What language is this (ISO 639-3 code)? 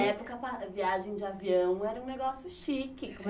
por